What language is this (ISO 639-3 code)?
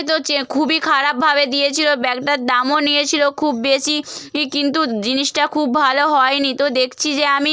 ben